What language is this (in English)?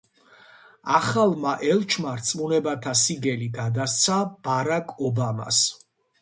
Georgian